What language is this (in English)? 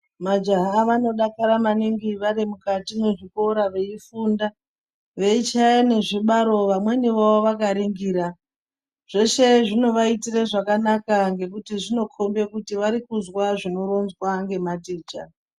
Ndau